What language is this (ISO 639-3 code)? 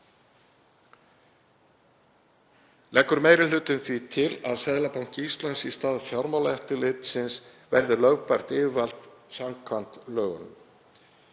isl